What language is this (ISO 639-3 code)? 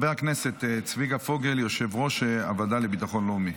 heb